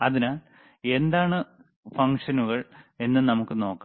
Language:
Malayalam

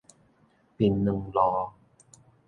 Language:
Min Nan Chinese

